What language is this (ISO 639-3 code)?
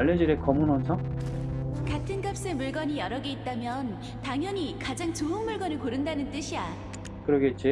kor